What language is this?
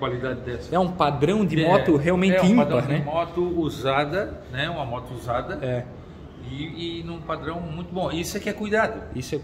Portuguese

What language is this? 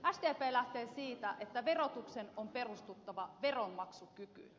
Finnish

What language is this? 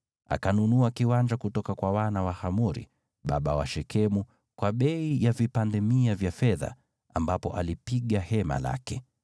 Swahili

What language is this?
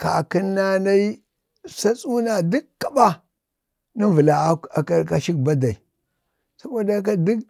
Bade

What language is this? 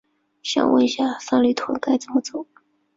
Chinese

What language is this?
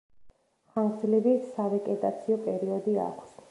Georgian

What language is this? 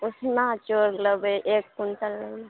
Maithili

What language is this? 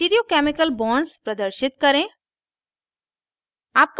Hindi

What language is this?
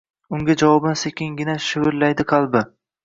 Uzbek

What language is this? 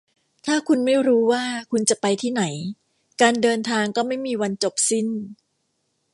Thai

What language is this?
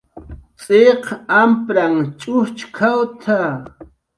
Jaqaru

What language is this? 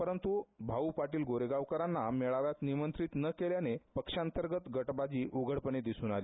Marathi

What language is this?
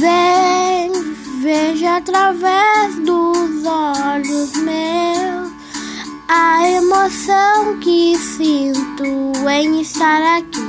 Portuguese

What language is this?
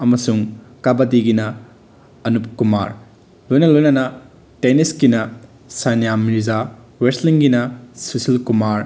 Manipuri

